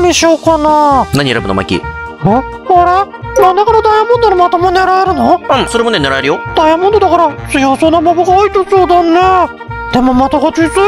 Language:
Japanese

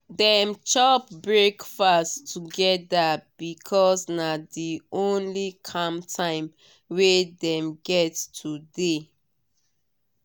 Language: Nigerian Pidgin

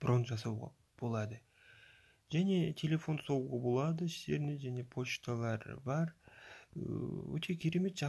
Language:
Russian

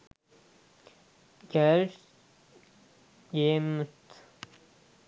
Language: Sinhala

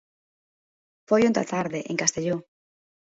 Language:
Galician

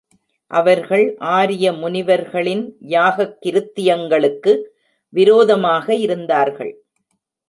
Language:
Tamil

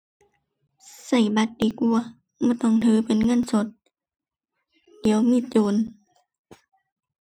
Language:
Thai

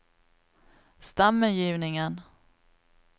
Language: Norwegian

